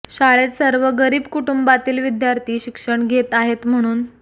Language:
Marathi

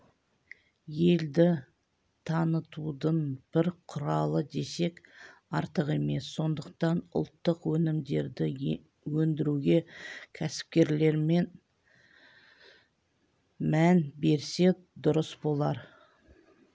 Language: Kazakh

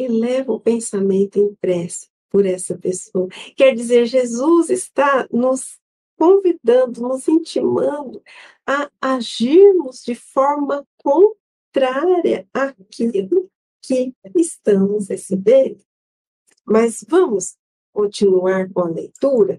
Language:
Portuguese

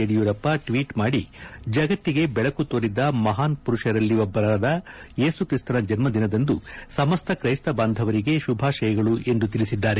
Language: Kannada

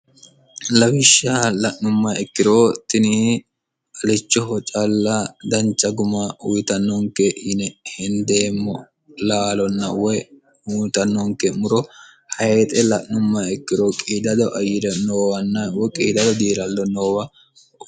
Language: Sidamo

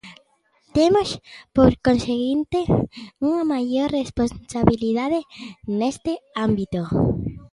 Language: Galician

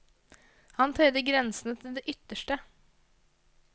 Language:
Norwegian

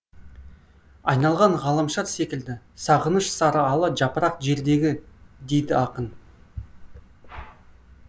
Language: Kazakh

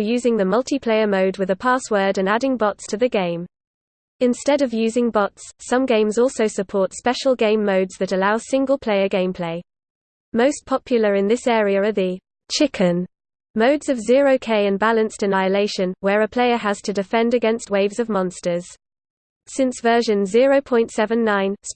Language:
English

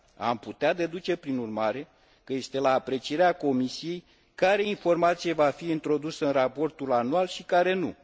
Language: Romanian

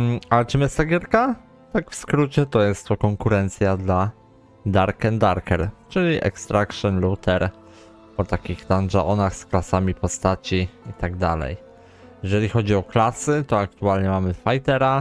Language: Polish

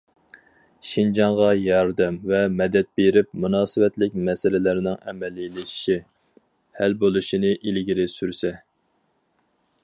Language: Uyghur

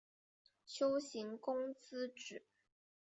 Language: Chinese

